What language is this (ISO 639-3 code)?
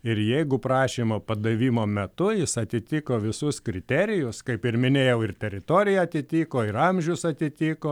lit